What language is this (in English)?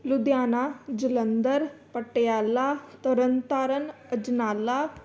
Punjabi